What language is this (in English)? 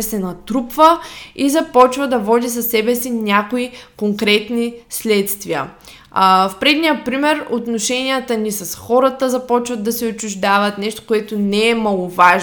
Bulgarian